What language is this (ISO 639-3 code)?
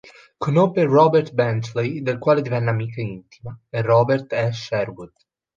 ita